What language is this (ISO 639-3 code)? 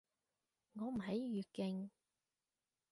yue